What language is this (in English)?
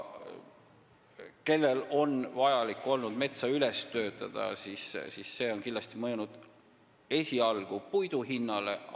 Estonian